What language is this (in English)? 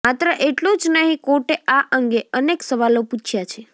Gujarati